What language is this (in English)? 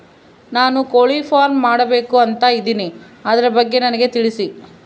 Kannada